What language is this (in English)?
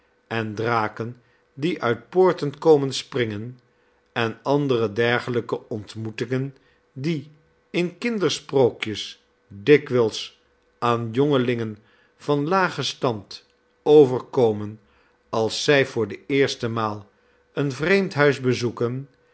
Dutch